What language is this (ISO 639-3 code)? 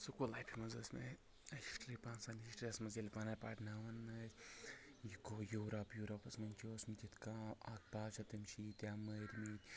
kas